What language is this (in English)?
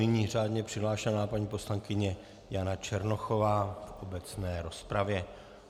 Czech